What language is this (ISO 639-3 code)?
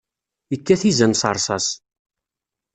kab